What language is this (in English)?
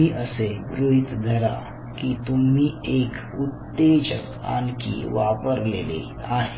Marathi